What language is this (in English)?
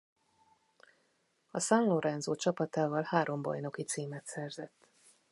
Hungarian